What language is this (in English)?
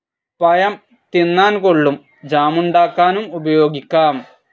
Malayalam